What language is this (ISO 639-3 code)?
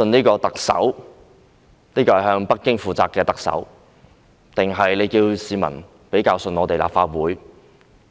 yue